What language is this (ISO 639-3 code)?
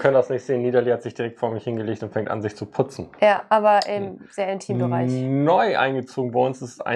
deu